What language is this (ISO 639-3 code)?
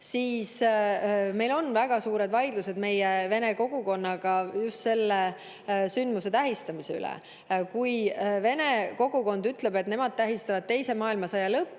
est